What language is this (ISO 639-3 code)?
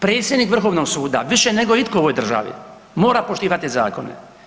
hrv